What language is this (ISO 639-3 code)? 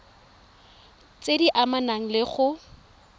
tsn